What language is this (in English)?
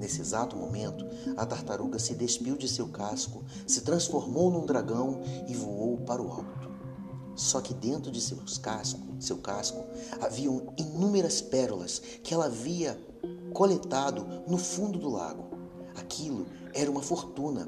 Portuguese